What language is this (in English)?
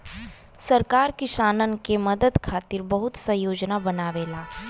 Bhojpuri